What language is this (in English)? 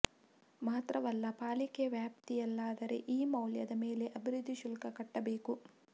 Kannada